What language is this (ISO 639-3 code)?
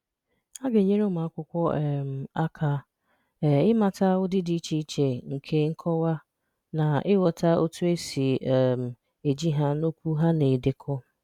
ibo